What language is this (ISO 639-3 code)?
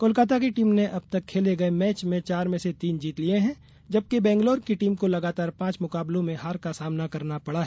hin